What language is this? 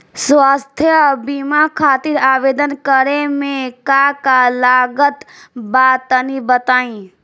Bhojpuri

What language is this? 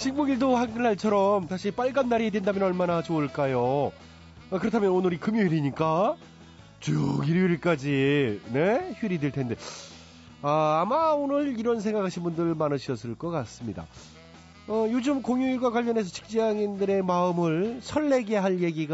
Korean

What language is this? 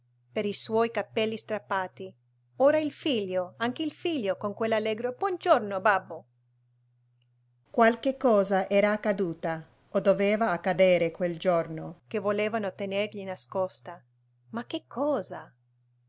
Italian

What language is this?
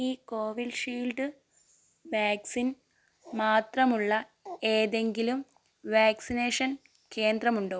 Malayalam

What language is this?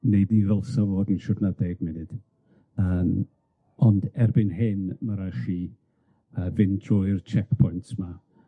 Welsh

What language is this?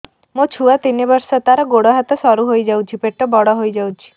Odia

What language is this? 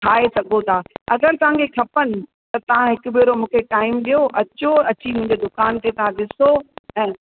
Sindhi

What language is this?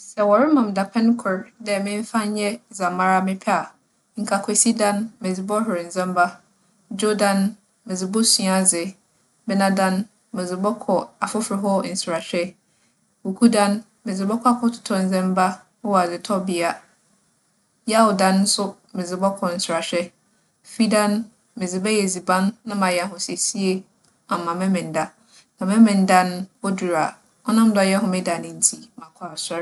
Akan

